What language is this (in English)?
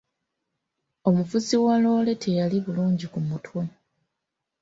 Ganda